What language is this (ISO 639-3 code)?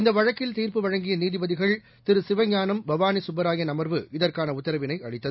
tam